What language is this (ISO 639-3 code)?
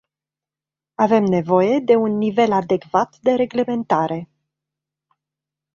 ron